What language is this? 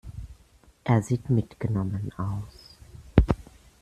German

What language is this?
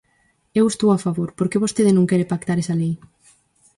Galician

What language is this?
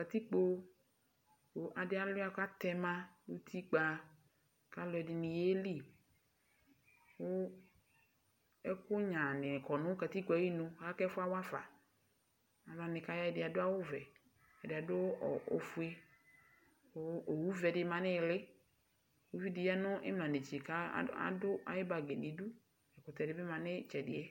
Ikposo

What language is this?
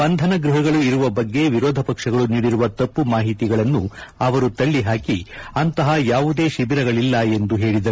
Kannada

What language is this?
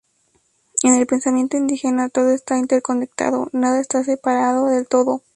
Spanish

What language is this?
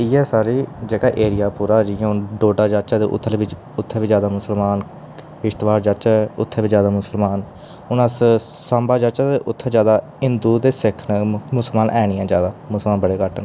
Dogri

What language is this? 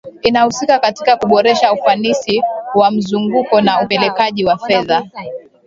Swahili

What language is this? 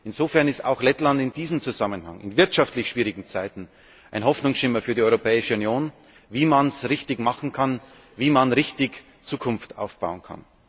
German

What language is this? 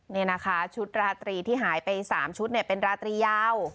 Thai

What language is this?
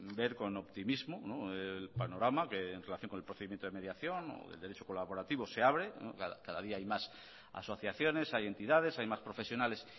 Spanish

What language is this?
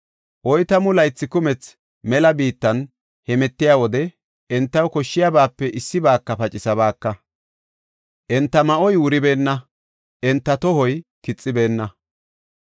Gofa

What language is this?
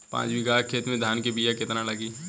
Bhojpuri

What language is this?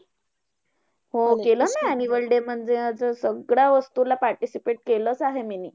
Marathi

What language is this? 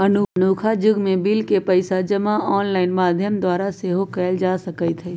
Magahi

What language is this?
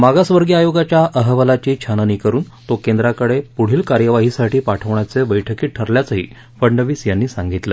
Marathi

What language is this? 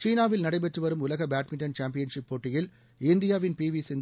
Tamil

